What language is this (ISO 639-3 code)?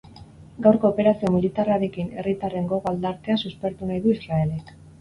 eus